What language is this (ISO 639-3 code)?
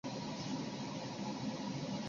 zho